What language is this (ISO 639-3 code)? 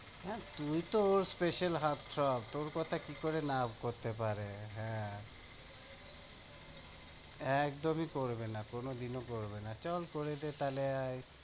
ben